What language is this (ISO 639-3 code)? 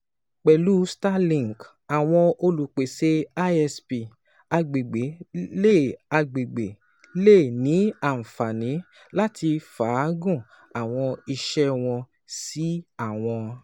yor